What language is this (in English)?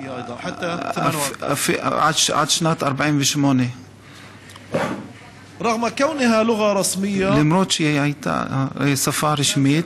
Hebrew